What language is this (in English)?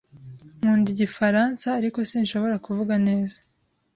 Kinyarwanda